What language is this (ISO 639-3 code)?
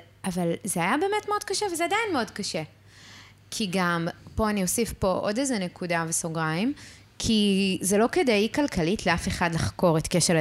heb